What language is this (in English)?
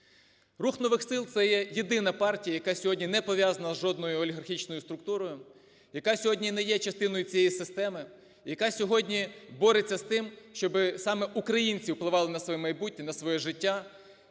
Ukrainian